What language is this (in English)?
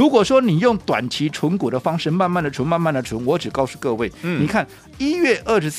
Chinese